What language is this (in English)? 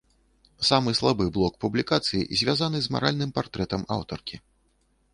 Belarusian